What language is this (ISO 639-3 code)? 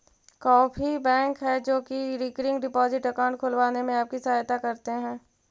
mag